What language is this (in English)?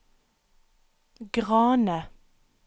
Norwegian